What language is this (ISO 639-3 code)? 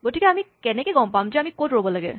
asm